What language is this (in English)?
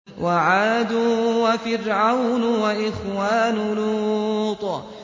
Arabic